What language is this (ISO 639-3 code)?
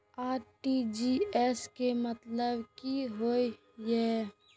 mai